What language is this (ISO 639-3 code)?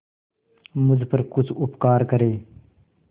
hin